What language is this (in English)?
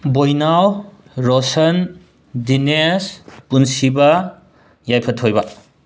Manipuri